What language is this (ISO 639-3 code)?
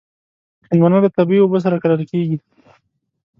pus